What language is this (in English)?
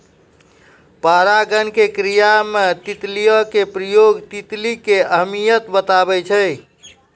Maithili